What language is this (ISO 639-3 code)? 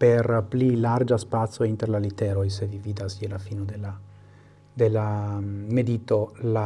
ita